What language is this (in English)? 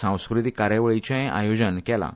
Konkani